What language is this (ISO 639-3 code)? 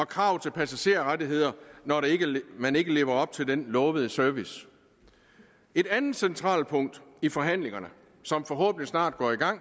dan